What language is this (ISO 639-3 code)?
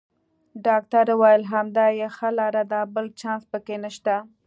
pus